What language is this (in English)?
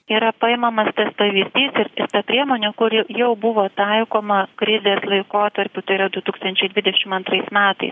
Lithuanian